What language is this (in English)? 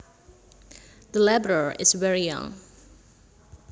Javanese